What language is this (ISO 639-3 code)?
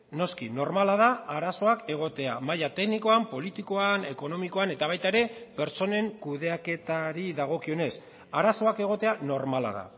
eus